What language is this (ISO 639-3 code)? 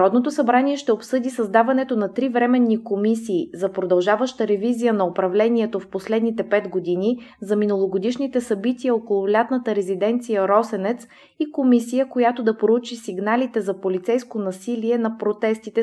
bul